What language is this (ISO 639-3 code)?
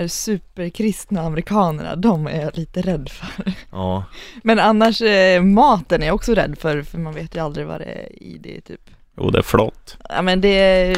swe